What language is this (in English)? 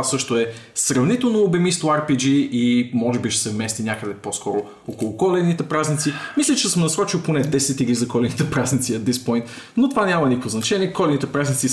Bulgarian